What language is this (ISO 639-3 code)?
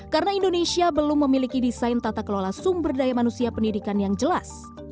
ind